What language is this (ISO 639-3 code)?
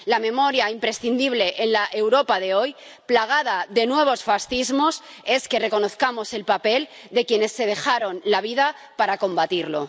spa